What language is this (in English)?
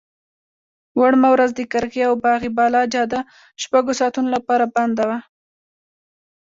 Pashto